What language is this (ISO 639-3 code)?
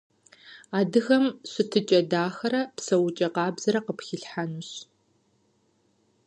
kbd